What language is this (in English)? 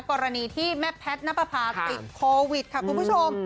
Thai